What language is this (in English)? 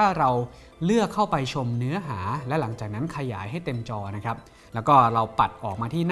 Thai